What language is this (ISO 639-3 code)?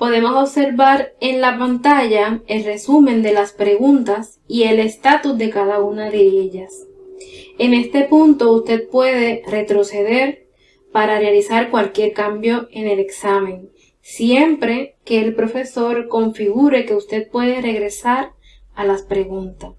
spa